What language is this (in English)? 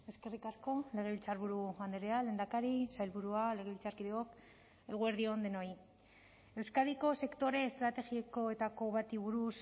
Basque